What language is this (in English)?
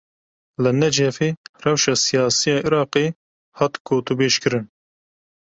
Kurdish